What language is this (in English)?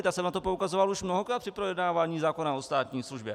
Czech